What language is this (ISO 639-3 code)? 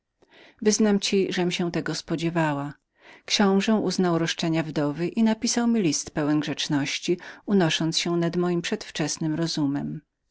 pol